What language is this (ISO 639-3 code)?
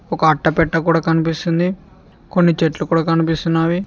tel